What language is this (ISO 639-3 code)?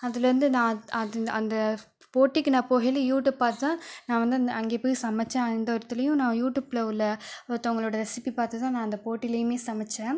tam